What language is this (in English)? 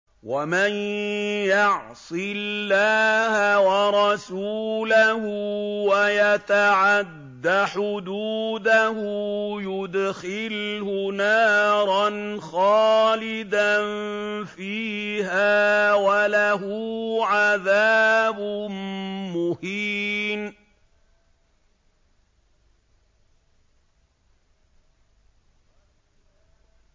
Arabic